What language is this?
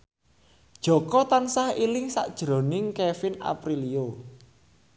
Javanese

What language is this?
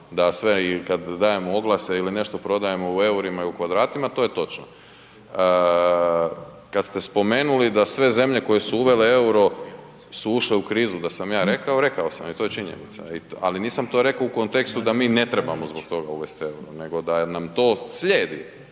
Croatian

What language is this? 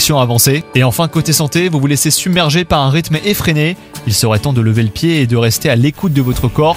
French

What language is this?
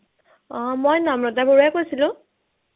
Assamese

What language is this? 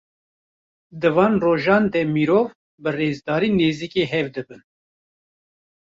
Kurdish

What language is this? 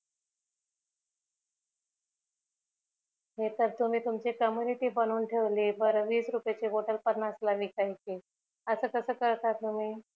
Marathi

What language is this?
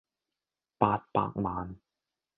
Cantonese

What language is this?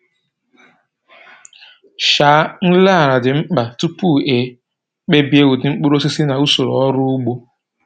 Igbo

